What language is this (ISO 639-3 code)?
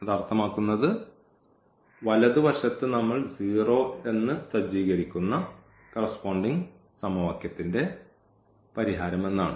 mal